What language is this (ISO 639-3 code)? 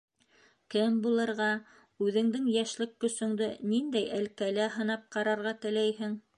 bak